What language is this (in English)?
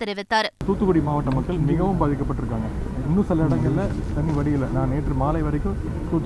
Tamil